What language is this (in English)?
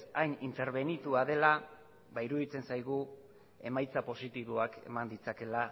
Basque